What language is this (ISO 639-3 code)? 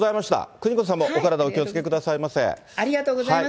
jpn